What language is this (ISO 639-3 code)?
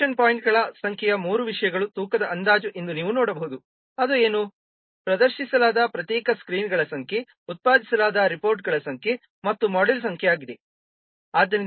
kan